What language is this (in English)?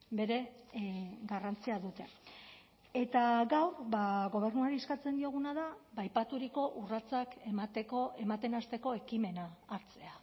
Basque